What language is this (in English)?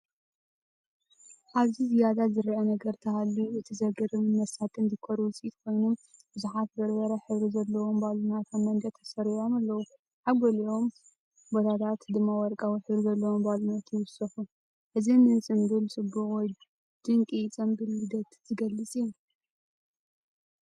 Tigrinya